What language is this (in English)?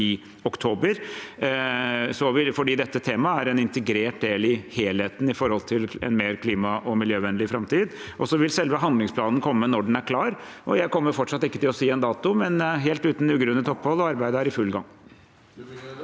Norwegian